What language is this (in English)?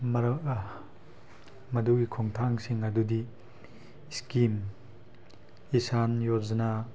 Manipuri